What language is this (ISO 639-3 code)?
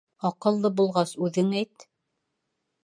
bak